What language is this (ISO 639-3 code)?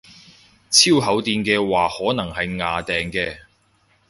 yue